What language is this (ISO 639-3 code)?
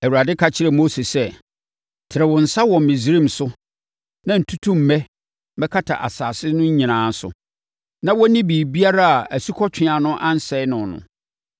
aka